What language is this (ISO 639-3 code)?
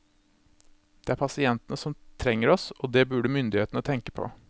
nor